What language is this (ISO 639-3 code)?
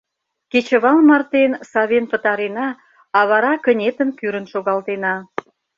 chm